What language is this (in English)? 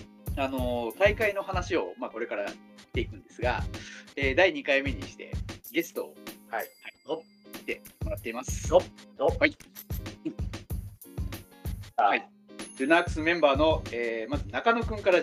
Japanese